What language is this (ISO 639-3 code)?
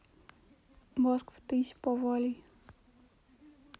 rus